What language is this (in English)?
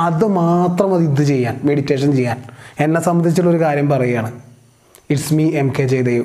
Malayalam